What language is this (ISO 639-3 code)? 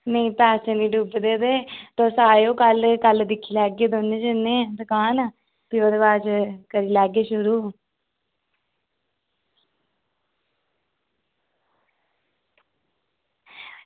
doi